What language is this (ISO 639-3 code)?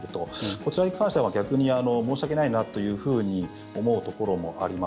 jpn